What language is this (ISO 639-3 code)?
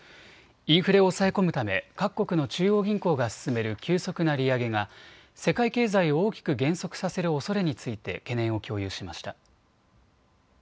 jpn